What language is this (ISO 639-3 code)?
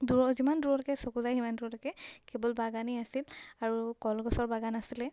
asm